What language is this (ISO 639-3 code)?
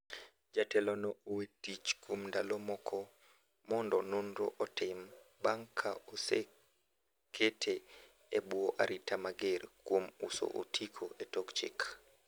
luo